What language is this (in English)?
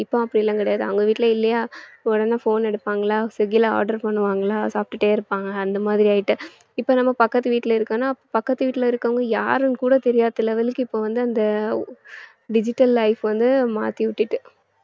Tamil